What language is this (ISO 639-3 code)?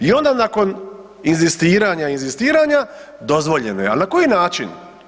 hrv